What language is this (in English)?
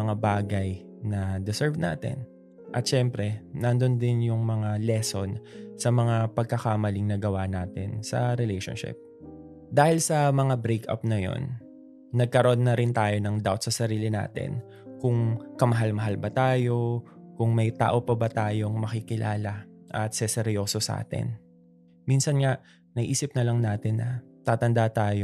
Filipino